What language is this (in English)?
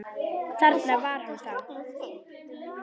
Icelandic